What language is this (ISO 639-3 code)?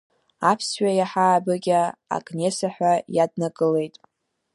abk